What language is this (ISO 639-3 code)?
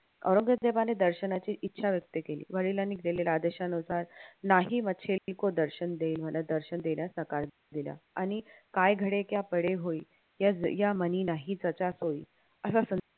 mar